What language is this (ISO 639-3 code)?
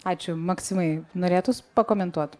lit